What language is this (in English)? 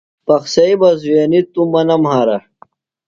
Phalura